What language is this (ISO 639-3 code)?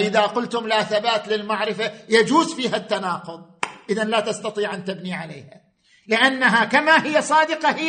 ara